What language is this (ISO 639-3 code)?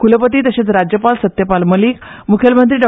kok